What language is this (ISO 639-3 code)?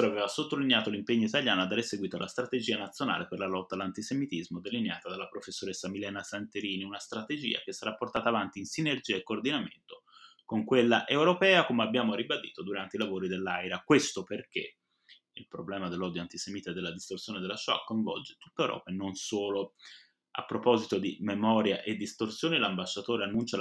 ita